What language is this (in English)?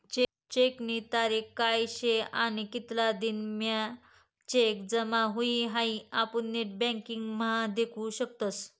Marathi